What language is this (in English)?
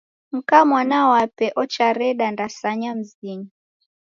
Taita